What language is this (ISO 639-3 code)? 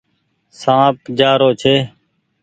gig